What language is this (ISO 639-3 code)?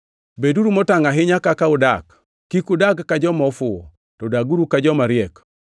luo